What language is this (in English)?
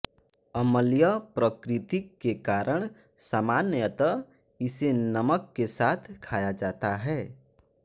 Hindi